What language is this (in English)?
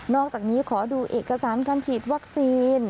Thai